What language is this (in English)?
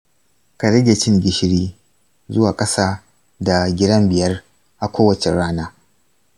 Hausa